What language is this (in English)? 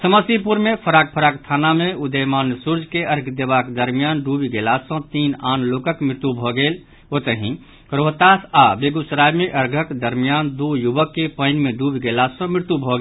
Maithili